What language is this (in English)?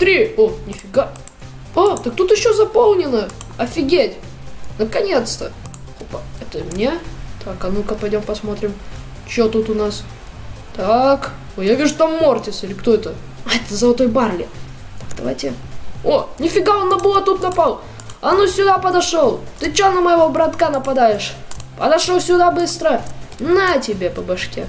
Russian